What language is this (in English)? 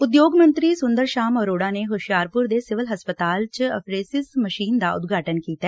Punjabi